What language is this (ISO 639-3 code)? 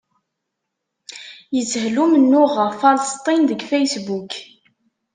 kab